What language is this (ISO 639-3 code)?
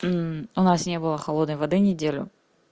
rus